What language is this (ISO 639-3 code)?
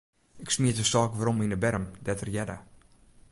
fry